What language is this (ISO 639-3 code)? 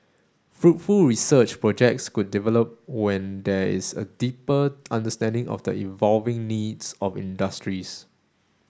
eng